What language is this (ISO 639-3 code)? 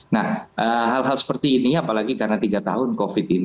ind